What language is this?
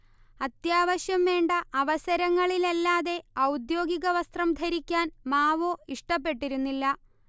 Malayalam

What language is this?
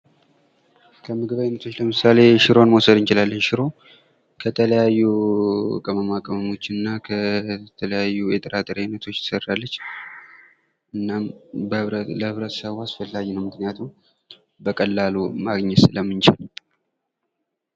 Amharic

